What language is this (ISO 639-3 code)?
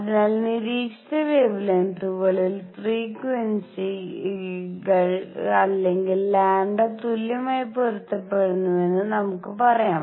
mal